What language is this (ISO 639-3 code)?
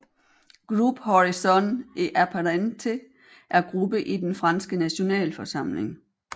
dan